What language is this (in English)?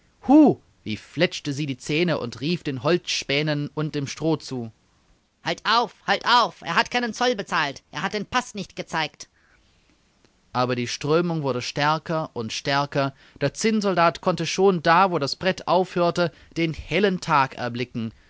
German